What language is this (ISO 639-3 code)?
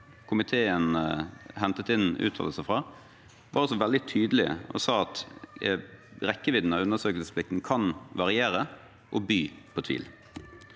nor